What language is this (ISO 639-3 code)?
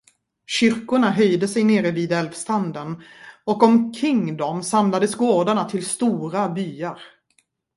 swe